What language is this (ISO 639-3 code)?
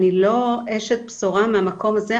heb